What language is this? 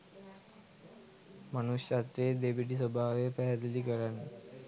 Sinhala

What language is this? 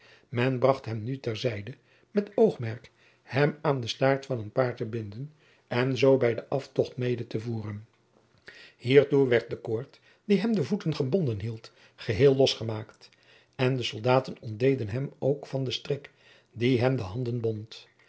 Dutch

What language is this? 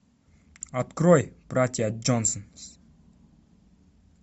Russian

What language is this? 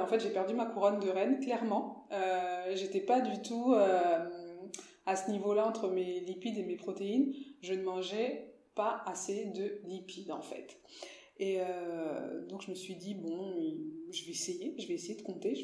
French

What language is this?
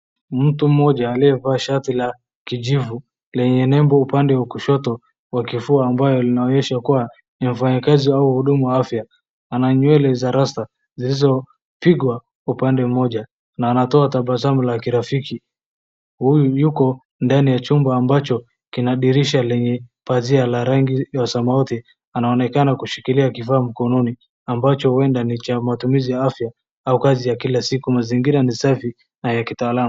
Swahili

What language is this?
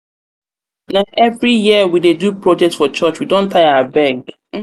Nigerian Pidgin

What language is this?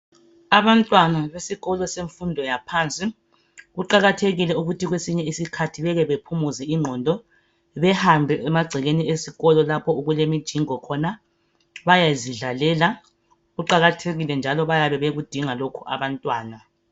North Ndebele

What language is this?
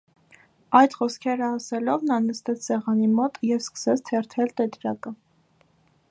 Armenian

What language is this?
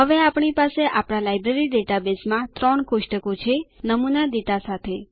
Gujarati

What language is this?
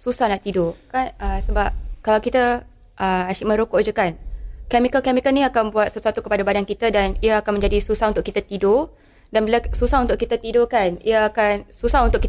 Malay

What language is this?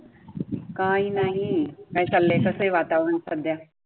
Marathi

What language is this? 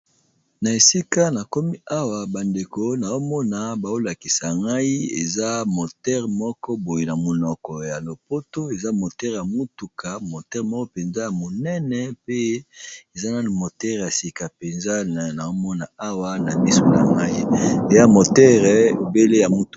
Lingala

